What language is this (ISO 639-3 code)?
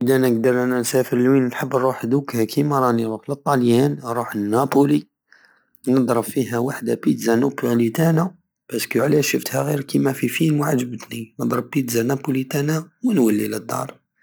aao